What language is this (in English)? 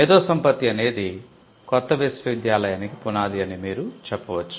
Telugu